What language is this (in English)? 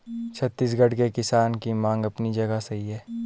Hindi